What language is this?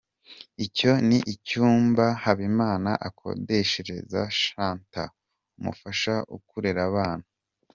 Kinyarwanda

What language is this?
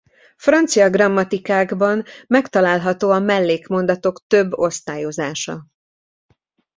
Hungarian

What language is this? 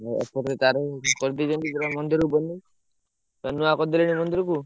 Odia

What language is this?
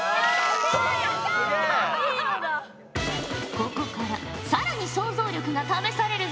Japanese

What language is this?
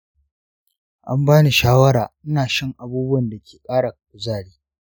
Hausa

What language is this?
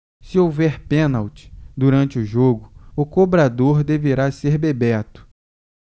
Portuguese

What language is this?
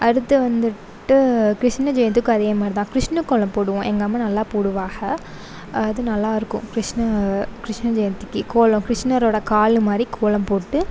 Tamil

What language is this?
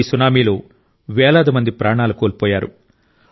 Telugu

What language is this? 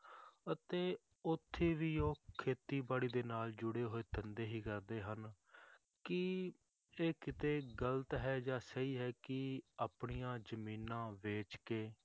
Punjabi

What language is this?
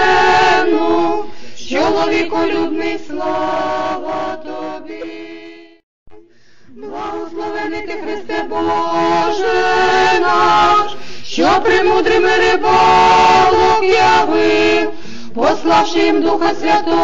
Ukrainian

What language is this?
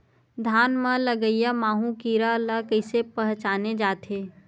Chhattisgarhi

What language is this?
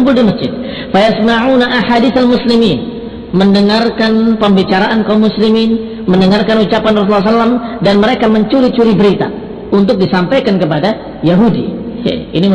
Indonesian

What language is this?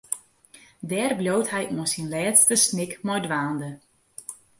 Western Frisian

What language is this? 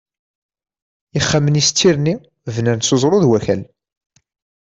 Kabyle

